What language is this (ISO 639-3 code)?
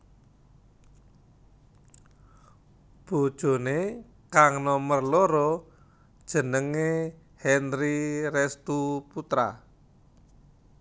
jav